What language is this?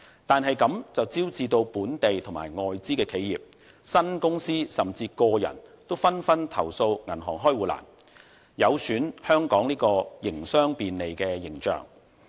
Cantonese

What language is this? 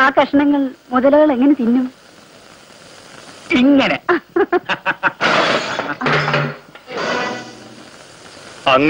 Indonesian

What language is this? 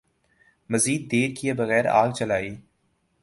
Urdu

